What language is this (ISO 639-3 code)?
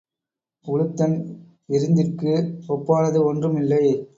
tam